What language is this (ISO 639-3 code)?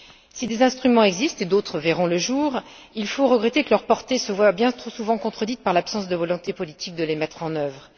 fra